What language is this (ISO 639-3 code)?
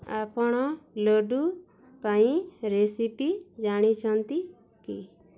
ori